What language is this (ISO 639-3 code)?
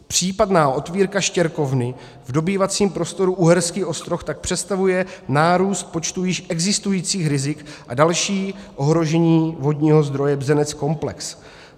ces